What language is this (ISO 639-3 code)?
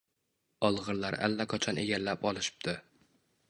uzb